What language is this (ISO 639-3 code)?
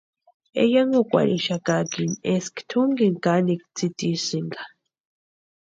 pua